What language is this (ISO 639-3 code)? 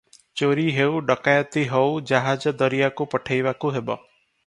ori